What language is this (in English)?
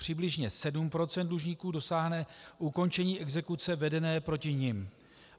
Czech